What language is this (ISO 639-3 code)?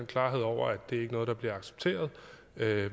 dan